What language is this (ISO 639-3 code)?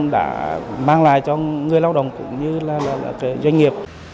vie